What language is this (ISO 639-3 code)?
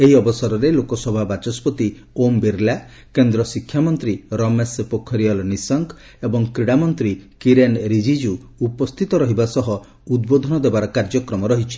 ori